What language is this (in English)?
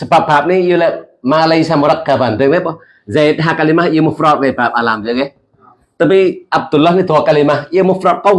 Indonesian